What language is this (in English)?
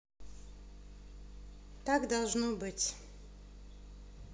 Russian